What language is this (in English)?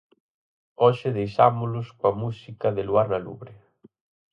Galician